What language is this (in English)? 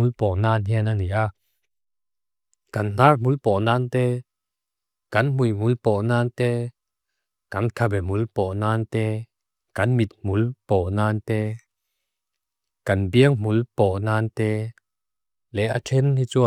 Mizo